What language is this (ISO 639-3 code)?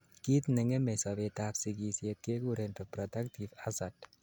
kln